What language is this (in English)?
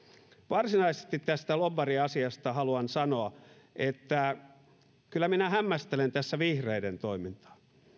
Finnish